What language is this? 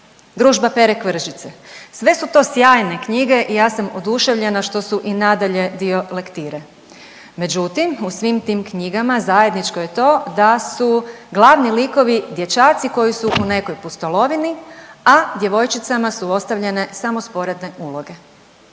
Croatian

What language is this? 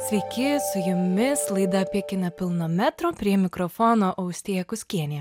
Lithuanian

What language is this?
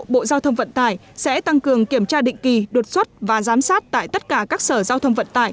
Vietnamese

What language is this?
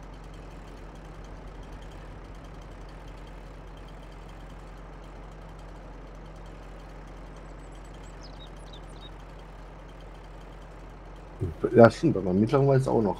German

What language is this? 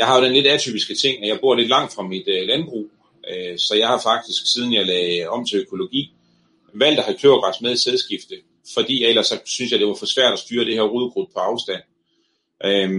Danish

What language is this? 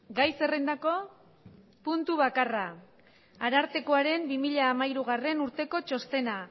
Basque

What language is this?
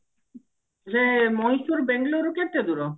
Odia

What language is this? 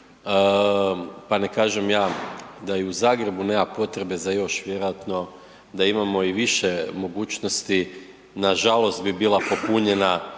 Croatian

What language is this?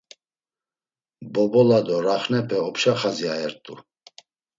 Laz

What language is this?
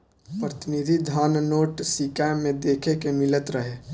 Bhojpuri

